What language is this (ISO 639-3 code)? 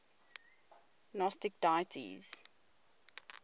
eng